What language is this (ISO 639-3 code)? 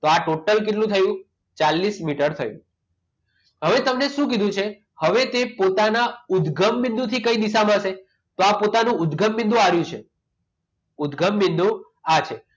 guj